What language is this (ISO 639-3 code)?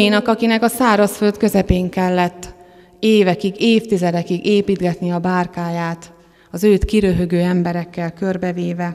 hun